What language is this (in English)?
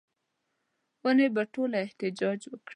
Pashto